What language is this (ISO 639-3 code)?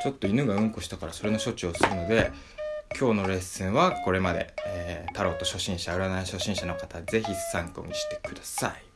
jpn